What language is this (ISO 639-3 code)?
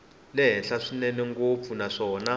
tso